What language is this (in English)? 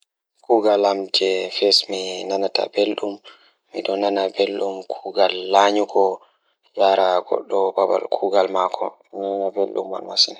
Fula